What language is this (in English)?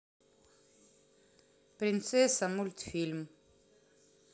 Russian